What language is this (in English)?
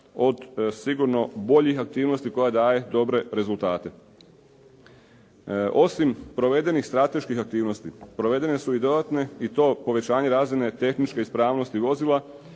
Croatian